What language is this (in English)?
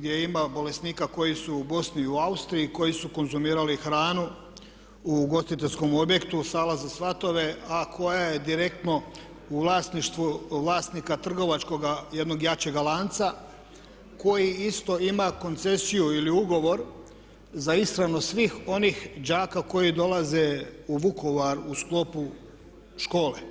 Croatian